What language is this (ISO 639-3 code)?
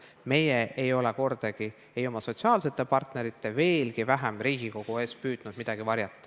est